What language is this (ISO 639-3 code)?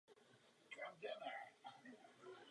ces